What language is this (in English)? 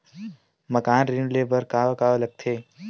Chhattisgarhi